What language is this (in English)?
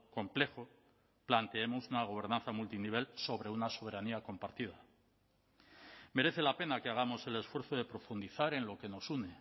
Spanish